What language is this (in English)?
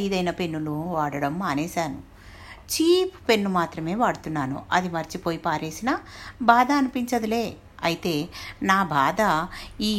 Telugu